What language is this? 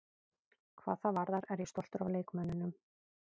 Icelandic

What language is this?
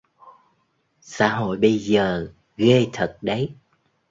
Vietnamese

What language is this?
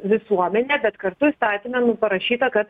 Lithuanian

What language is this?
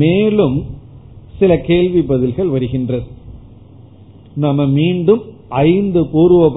Tamil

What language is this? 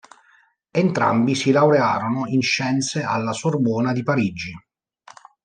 Italian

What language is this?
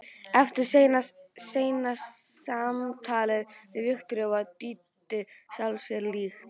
Icelandic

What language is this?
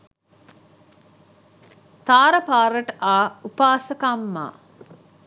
Sinhala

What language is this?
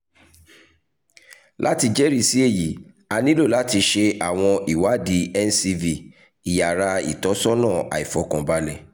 Yoruba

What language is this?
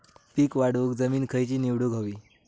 Marathi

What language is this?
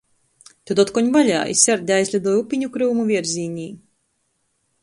Latgalian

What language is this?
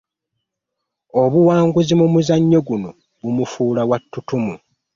Ganda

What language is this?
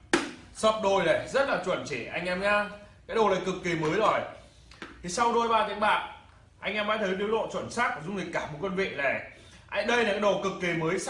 Vietnamese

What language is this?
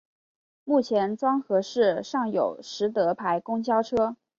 Chinese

